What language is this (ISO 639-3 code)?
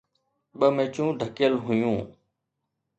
snd